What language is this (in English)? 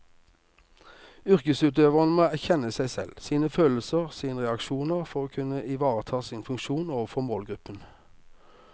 Norwegian